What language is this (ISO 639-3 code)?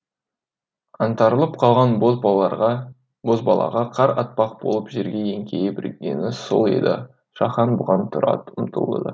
kaz